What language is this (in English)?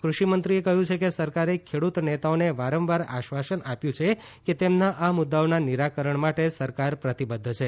Gujarati